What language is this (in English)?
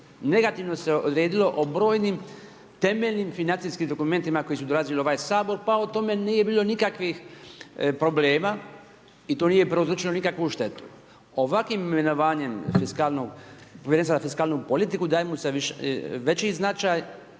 Croatian